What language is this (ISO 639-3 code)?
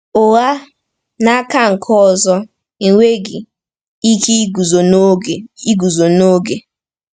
ibo